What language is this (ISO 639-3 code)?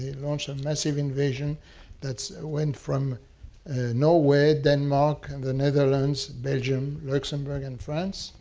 eng